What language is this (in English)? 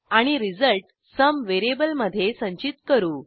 Marathi